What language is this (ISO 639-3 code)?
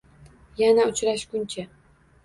uzb